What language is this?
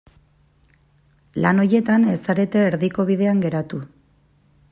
Basque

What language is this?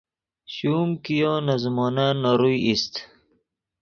Yidgha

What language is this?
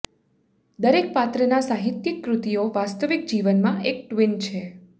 Gujarati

